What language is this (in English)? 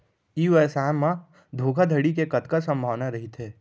Chhattisgarhi